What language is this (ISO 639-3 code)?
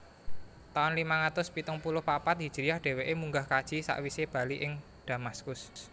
jav